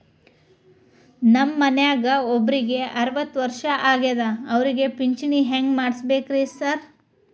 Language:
Kannada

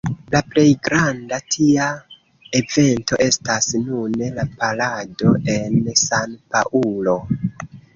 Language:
Esperanto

